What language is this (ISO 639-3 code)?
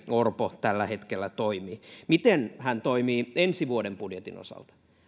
fin